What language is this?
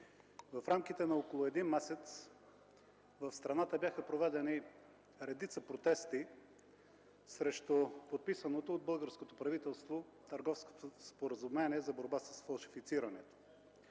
Bulgarian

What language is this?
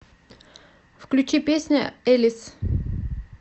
Russian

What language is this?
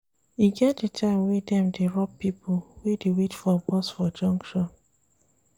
Nigerian Pidgin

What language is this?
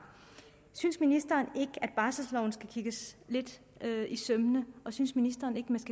Danish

